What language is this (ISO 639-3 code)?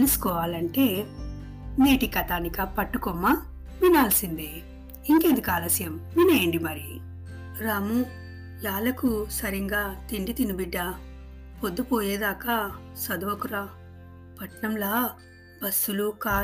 tel